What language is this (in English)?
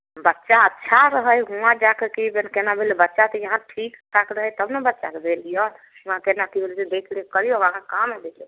Maithili